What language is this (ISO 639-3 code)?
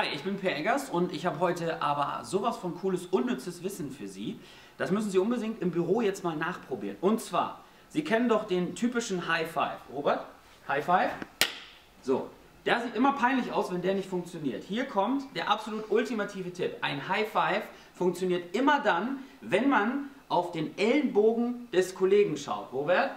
deu